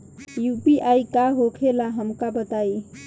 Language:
Bhojpuri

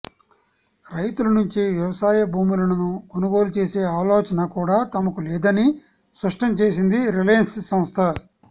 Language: Telugu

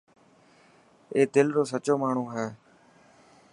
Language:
Dhatki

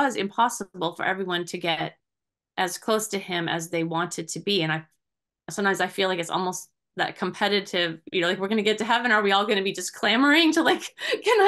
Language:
English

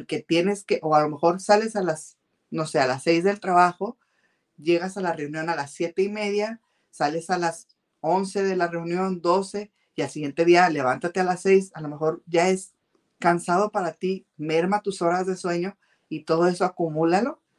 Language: Spanish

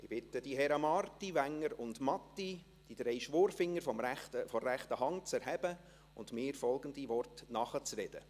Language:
Swiss German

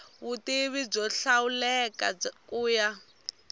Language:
Tsonga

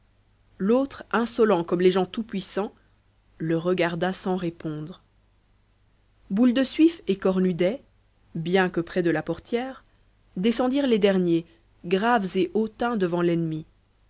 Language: French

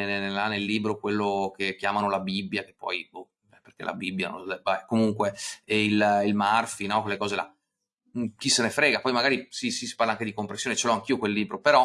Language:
Italian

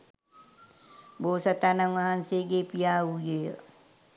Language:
Sinhala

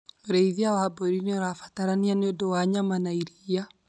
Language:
Kikuyu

